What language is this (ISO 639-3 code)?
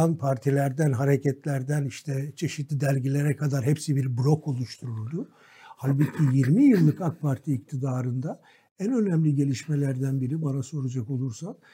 tur